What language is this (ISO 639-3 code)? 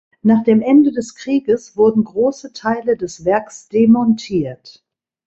deu